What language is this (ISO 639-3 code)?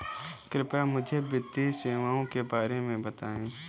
hin